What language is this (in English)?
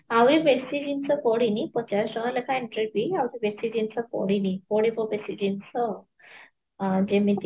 Odia